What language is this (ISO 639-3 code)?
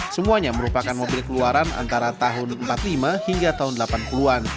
ind